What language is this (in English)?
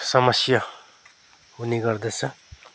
Nepali